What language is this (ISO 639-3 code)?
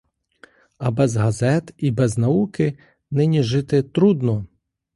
ukr